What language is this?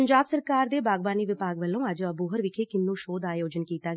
Punjabi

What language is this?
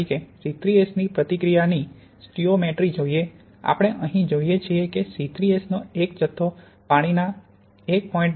Gujarati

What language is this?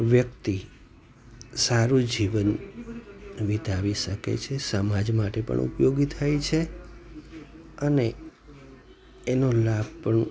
Gujarati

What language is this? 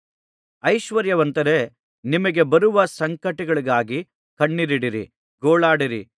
Kannada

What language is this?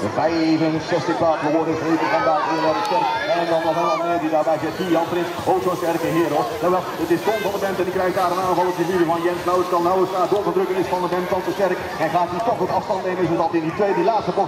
Dutch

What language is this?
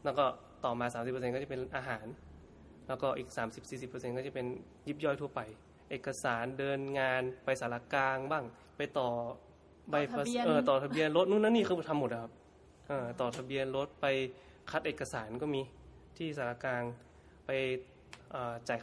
Thai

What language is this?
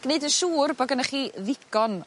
Welsh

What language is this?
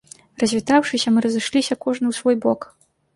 Belarusian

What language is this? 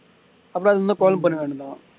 Tamil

